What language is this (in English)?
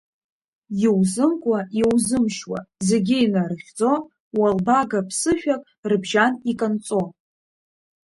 Abkhazian